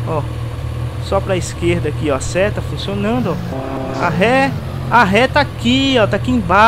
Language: Portuguese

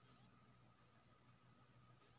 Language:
Maithili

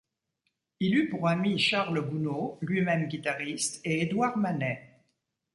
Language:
French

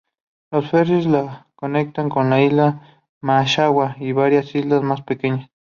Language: Spanish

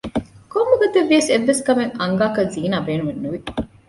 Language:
Divehi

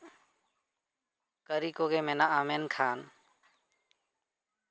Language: Santali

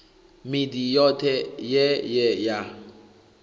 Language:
Venda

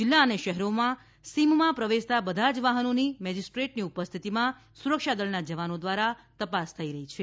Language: Gujarati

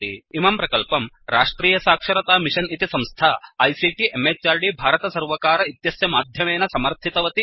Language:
Sanskrit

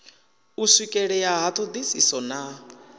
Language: Venda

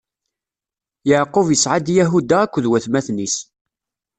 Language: Kabyle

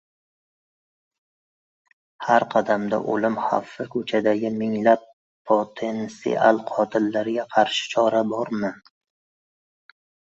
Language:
Uzbek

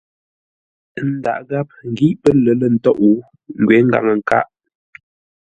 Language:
Ngombale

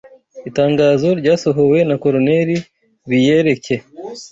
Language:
Kinyarwanda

